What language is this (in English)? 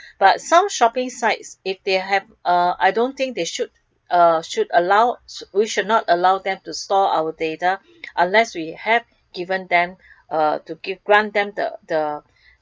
English